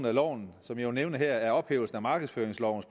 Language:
Danish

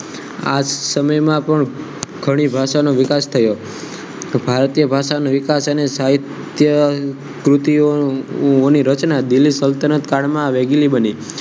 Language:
Gujarati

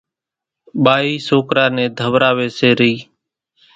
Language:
Kachi Koli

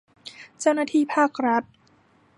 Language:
Thai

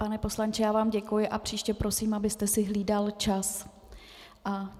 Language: Czech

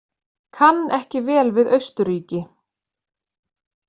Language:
Icelandic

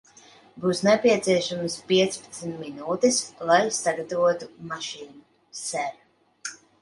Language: Latvian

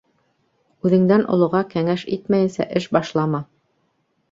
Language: Bashkir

